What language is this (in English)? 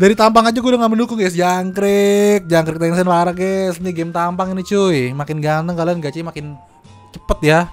Indonesian